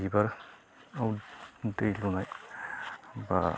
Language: Bodo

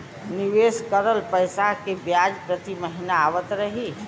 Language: Bhojpuri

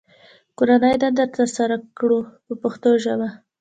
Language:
Pashto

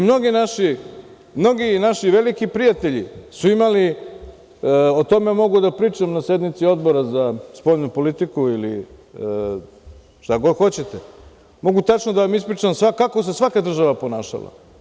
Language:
Serbian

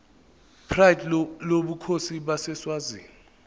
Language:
Zulu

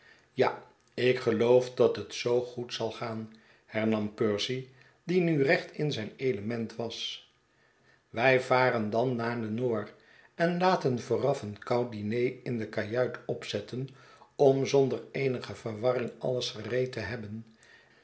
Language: Dutch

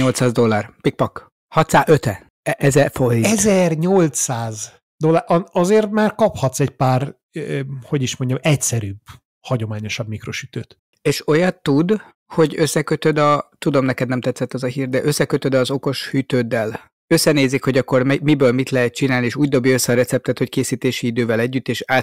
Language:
Hungarian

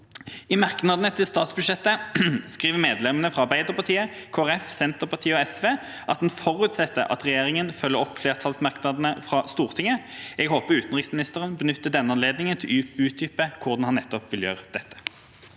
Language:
Norwegian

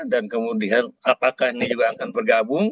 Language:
Indonesian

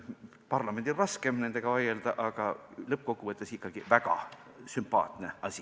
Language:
Estonian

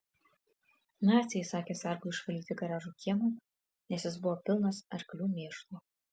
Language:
Lithuanian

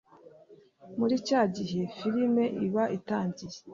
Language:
Kinyarwanda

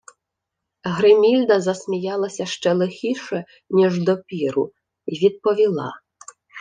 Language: Ukrainian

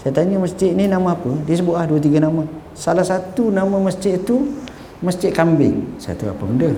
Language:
Malay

